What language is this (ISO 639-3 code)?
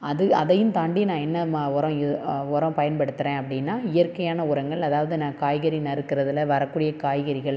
tam